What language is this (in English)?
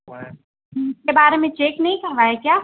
Urdu